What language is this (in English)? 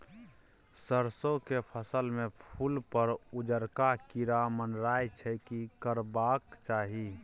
Maithili